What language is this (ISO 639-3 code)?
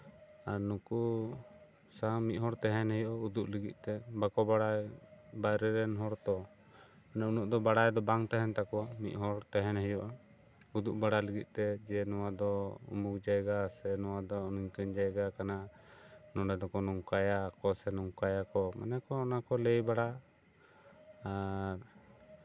sat